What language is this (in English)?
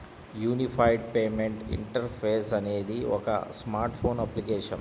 Telugu